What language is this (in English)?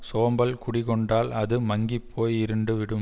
Tamil